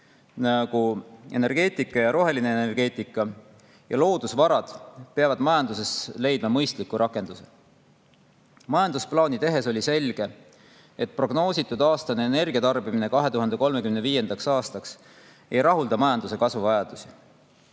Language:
Estonian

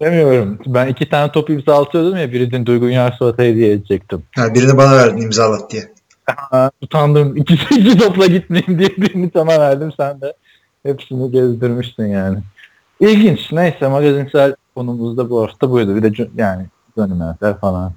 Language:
Turkish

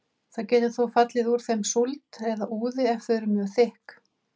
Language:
Icelandic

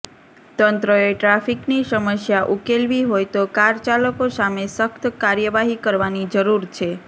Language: Gujarati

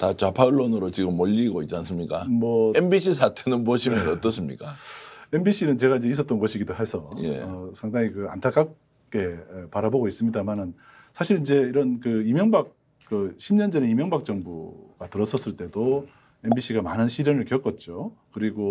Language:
Korean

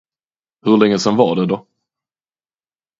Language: Swedish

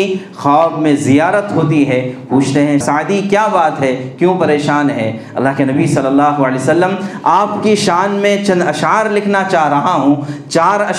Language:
Urdu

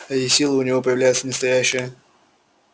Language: Russian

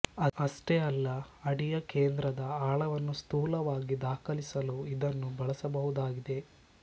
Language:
Kannada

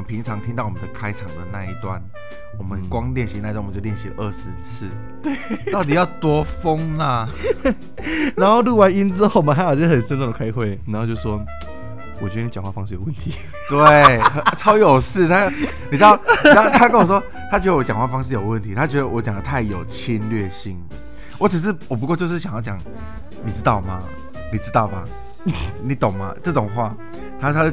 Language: Chinese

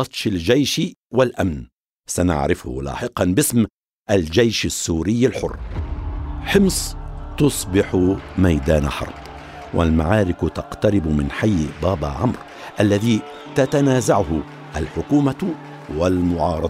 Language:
Arabic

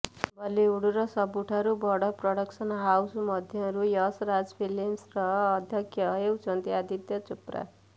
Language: Odia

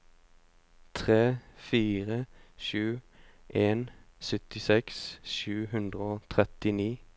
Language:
Norwegian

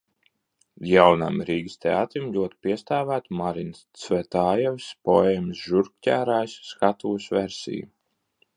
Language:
Latvian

